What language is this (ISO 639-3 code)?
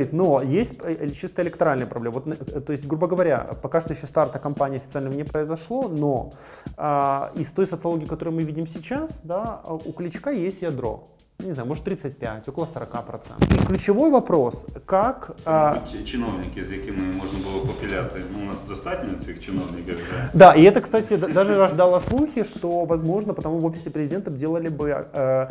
rus